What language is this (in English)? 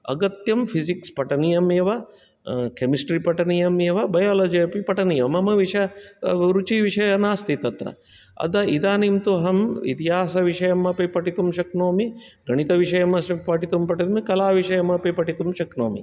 Sanskrit